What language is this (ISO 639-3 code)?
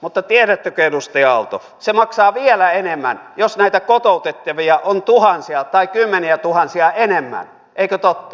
fin